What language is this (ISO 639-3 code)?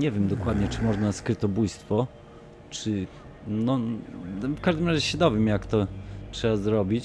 pol